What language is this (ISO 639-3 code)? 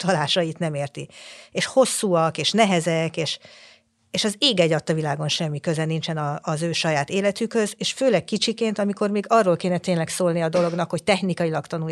hun